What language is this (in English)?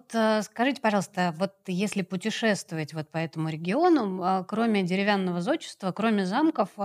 Russian